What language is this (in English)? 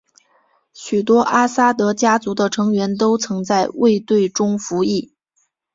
Chinese